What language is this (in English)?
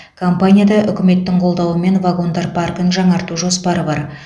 Kazakh